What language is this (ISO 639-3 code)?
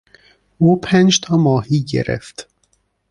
fas